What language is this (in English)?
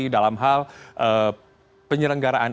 Indonesian